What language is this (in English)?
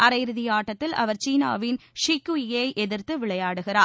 Tamil